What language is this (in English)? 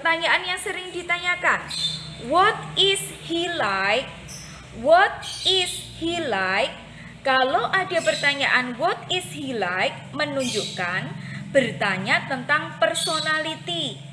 Indonesian